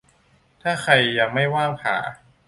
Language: Thai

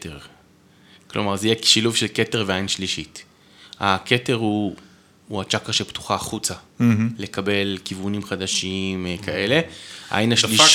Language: Hebrew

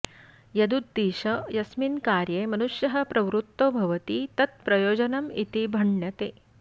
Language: Sanskrit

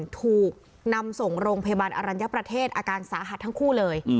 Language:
Thai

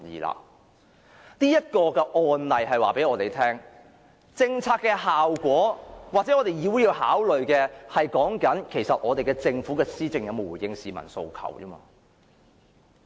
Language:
Cantonese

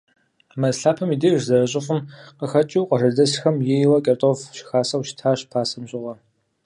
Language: Kabardian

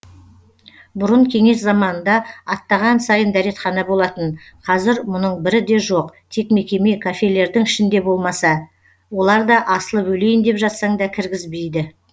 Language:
Kazakh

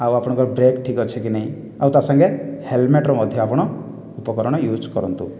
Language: Odia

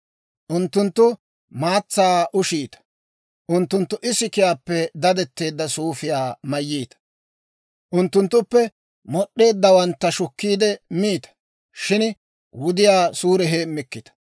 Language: Dawro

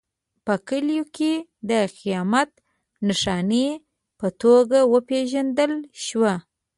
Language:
Pashto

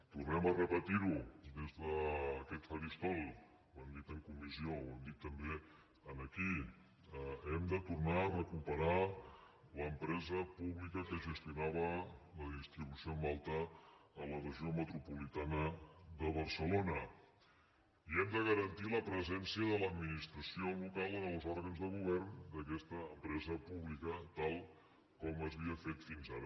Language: Catalan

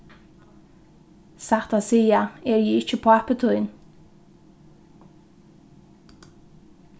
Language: Faroese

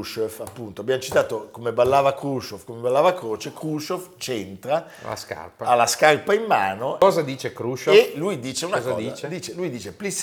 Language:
Italian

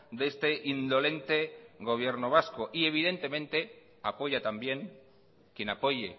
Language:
Spanish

